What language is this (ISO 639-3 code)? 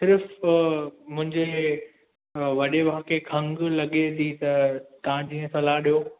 snd